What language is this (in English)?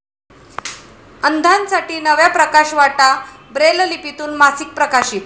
Marathi